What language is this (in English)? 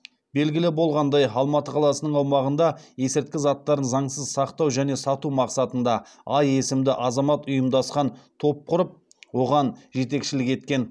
Kazakh